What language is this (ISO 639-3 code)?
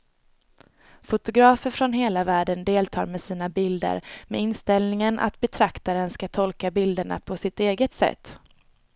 swe